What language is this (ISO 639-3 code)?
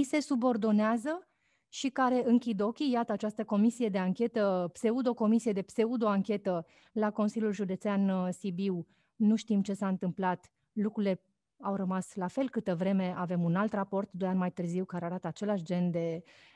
ron